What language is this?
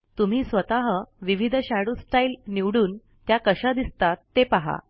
Marathi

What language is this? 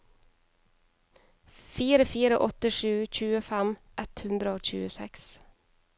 Norwegian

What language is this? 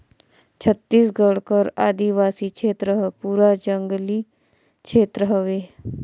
Chhattisgarhi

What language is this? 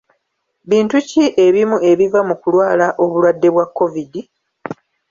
Ganda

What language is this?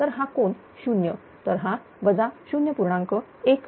Marathi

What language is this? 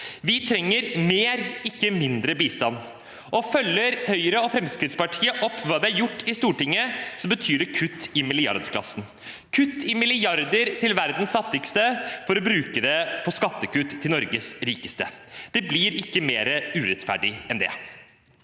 Norwegian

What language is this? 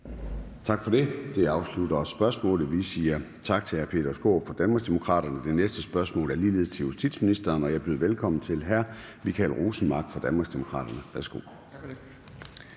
Danish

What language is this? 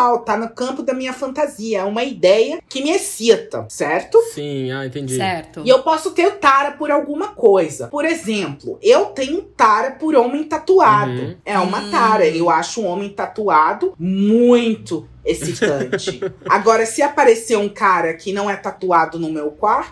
Portuguese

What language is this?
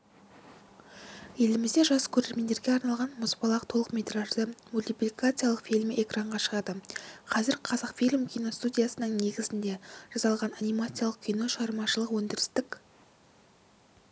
Kazakh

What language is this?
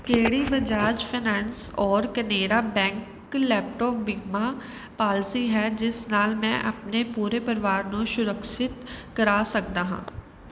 Punjabi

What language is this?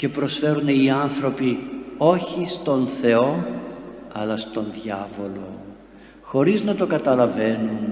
Greek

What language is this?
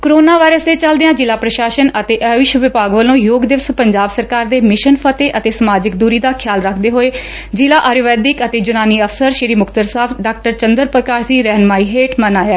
Punjabi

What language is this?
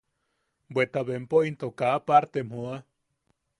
Yaqui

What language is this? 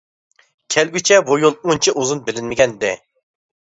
Uyghur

